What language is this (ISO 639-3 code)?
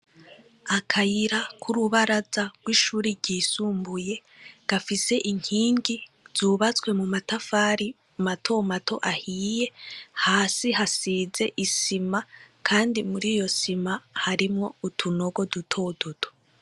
run